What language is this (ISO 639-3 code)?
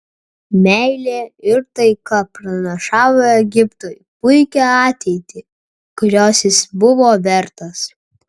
lit